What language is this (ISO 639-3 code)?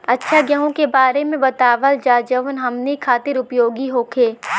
bho